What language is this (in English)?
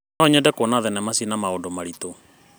Kikuyu